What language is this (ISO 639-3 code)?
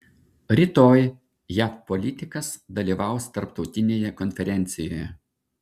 lit